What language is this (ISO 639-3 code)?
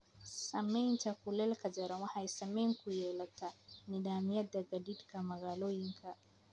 som